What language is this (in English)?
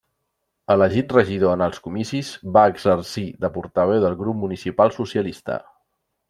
Catalan